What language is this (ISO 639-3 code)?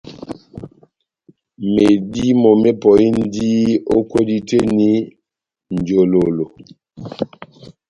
bnm